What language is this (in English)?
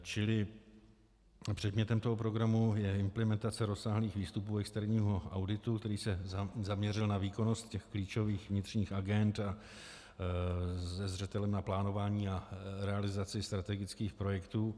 Czech